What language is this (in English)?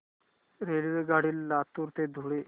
Marathi